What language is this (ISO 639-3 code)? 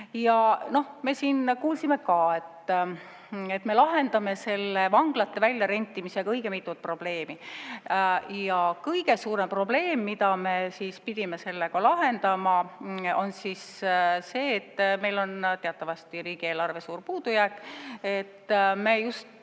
est